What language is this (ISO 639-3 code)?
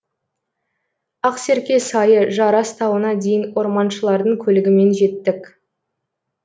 kaz